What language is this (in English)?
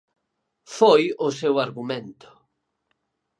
Galician